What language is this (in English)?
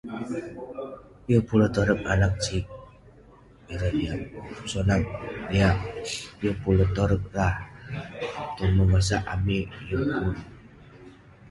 Western Penan